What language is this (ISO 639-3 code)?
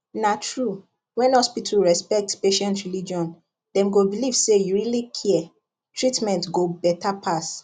pcm